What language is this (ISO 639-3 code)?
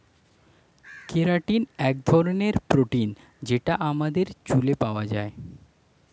ben